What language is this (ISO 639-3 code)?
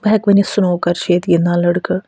kas